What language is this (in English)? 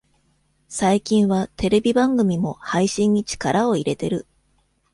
Japanese